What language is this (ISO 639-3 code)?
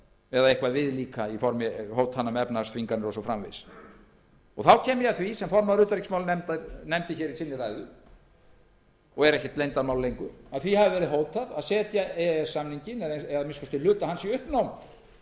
isl